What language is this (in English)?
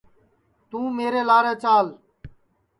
Sansi